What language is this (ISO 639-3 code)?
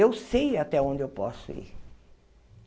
por